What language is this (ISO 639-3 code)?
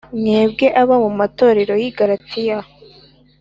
kin